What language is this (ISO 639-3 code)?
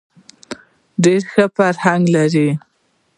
pus